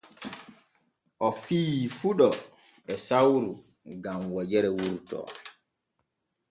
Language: Borgu Fulfulde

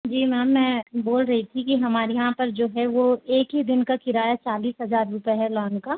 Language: Hindi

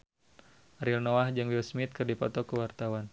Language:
Sundanese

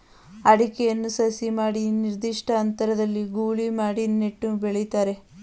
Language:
Kannada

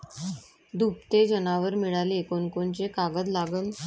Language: Marathi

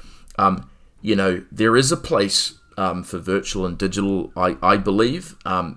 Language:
English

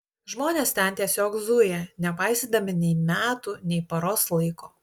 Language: Lithuanian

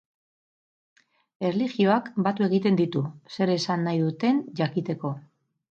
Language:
Basque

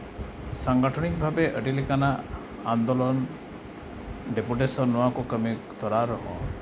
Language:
Santali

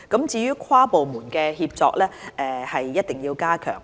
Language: Cantonese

